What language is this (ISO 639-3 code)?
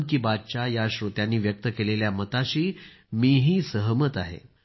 mar